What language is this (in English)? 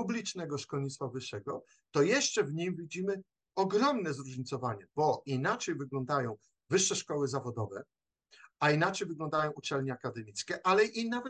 Polish